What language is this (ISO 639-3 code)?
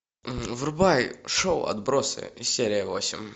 rus